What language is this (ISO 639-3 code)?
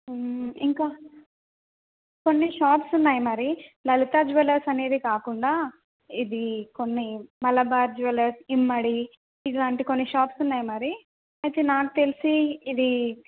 tel